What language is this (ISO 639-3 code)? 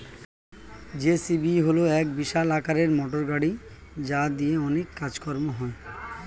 ben